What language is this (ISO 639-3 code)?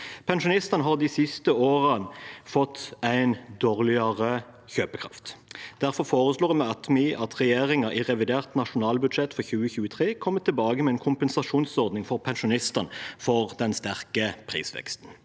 nor